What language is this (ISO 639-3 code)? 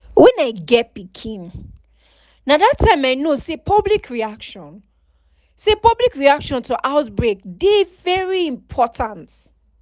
pcm